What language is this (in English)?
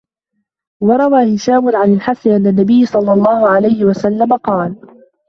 Arabic